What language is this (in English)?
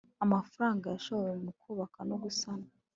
Kinyarwanda